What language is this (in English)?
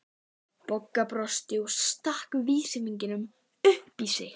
Icelandic